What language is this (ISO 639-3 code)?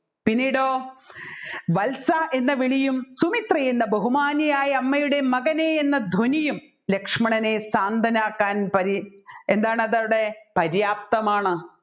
mal